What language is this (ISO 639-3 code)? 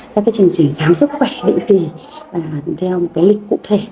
vie